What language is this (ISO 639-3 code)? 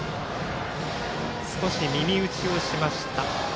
jpn